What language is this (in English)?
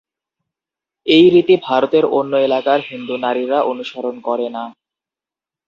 Bangla